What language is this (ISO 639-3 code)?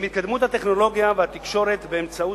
heb